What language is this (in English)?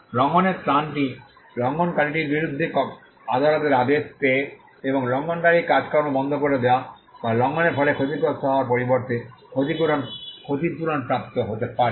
Bangla